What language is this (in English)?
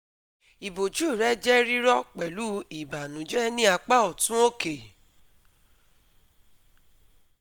Yoruba